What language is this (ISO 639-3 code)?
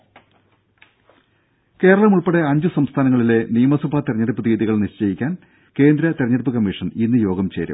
mal